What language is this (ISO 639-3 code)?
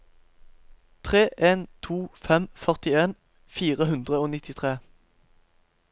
nor